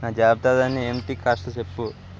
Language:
Telugu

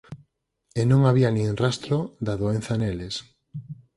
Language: Galician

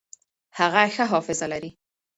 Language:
Pashto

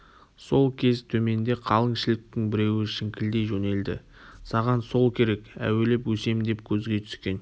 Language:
Kazakh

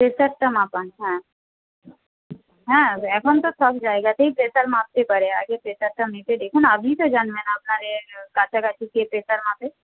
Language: Bangla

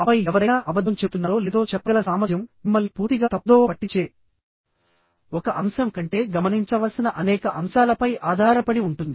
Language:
Telugu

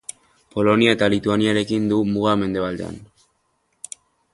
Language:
Basque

